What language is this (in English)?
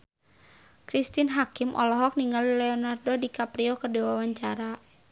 Sundanese